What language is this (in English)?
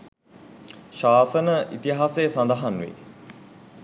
Sinhala